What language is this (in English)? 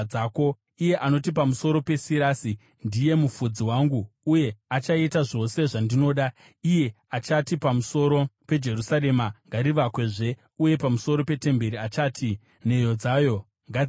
Shona